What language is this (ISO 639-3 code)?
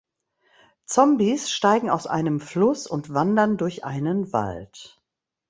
deu